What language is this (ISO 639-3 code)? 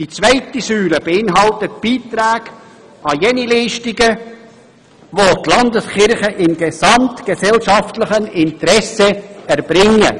gsw